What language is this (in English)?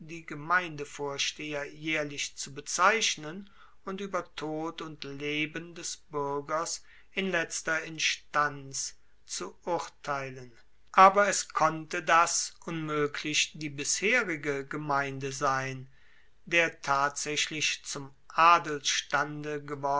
German